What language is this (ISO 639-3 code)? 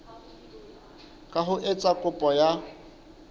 sot